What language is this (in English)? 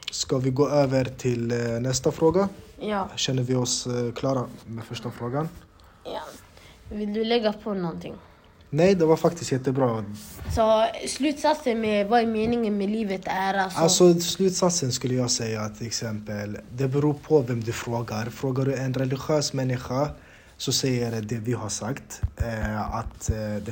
Swedish